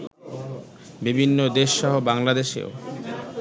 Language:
Bangla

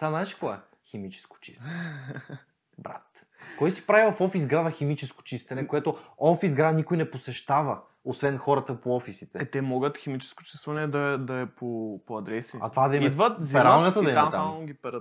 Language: Bulgarian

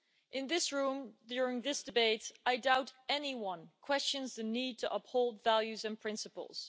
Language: English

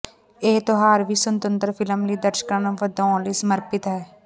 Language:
Punjabi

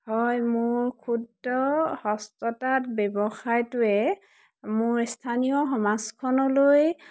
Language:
Assamese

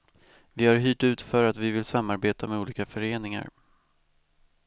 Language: Swedish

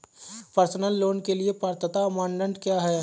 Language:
Hindi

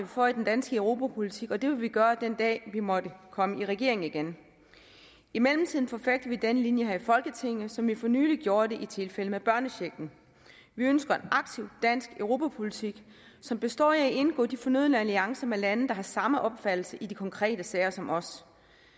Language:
Danish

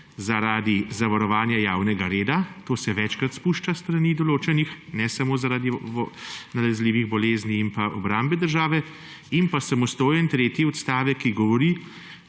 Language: Slovenian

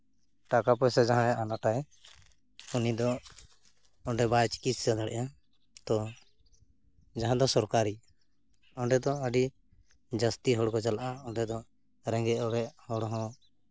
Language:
Santali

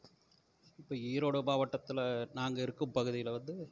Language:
Tamil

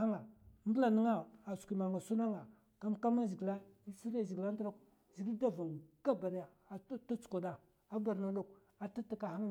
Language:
Mafa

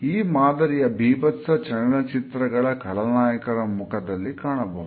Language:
Kannada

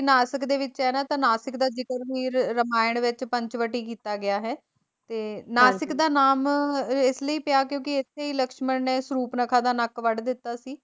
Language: Punjabi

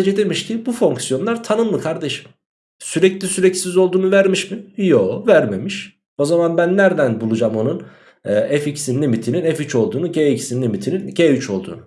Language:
Turkish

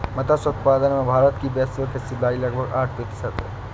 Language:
Hindi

